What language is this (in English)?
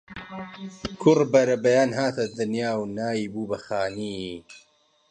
Central Kurdish